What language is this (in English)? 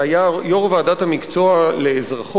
Hebrew